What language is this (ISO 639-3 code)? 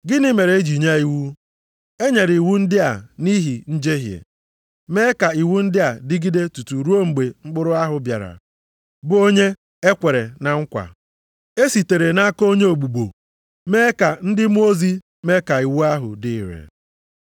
ibo